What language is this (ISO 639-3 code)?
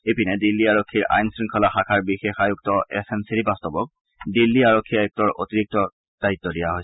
asm